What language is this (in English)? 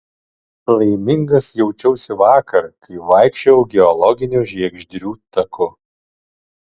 Lithuanian